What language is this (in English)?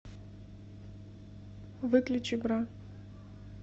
Russian